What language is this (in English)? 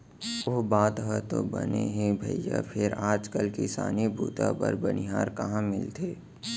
Chhattisgarhi